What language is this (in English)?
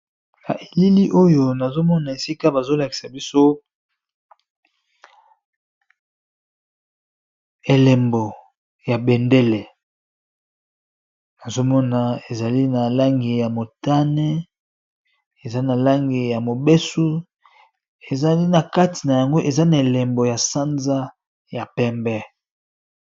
Lingala